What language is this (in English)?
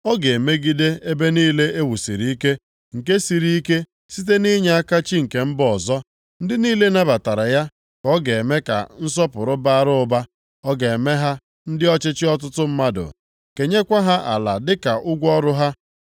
Igbo